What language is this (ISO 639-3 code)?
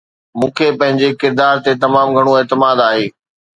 snd